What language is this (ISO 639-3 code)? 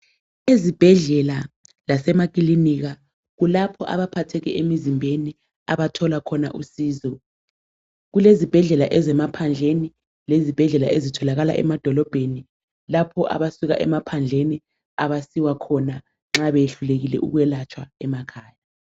nde